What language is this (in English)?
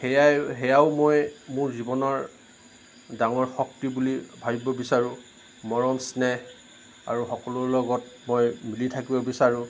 Assamese